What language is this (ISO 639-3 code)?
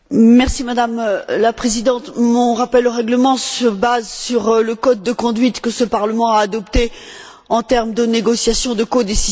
fra